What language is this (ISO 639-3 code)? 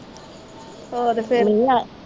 pan